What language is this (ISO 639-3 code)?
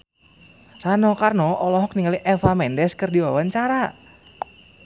sun